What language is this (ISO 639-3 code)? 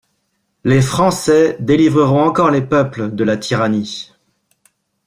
fra